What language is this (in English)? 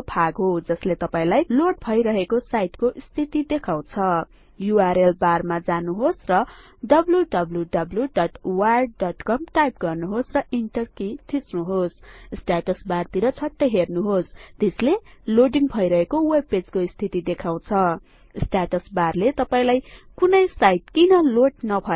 Nepali